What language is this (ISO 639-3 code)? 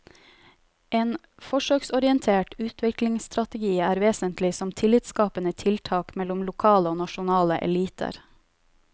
nor